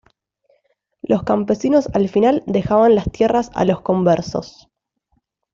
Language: Spanish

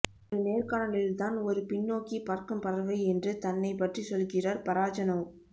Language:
Tamil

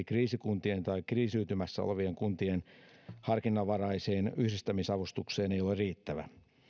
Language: Finnish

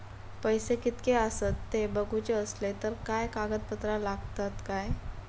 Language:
Marathi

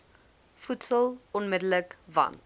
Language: Afrikaans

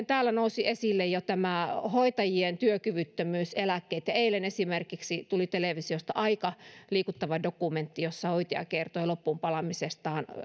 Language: Finnish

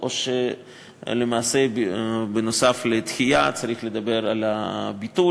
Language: Hebrew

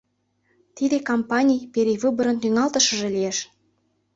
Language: Mari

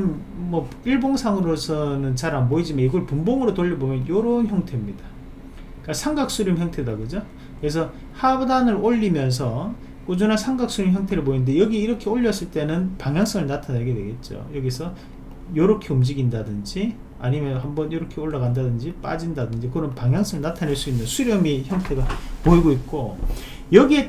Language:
Korean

